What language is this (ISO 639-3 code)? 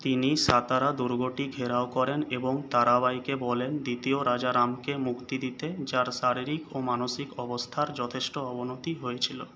ben